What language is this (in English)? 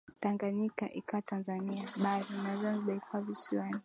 Swahili